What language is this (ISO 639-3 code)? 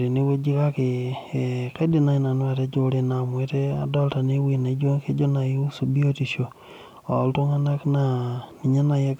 mas